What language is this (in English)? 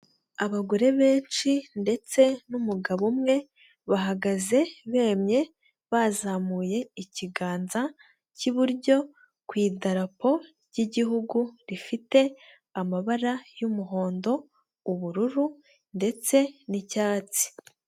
Kinyarwanda